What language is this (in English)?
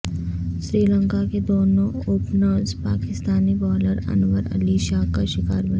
Urdu